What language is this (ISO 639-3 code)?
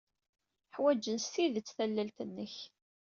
kab